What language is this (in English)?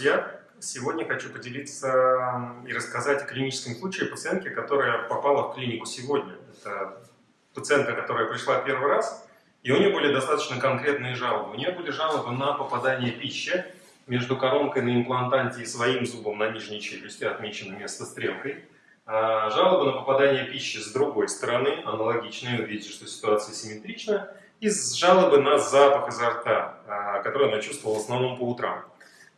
Russian